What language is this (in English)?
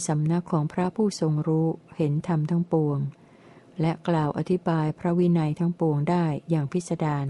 Thai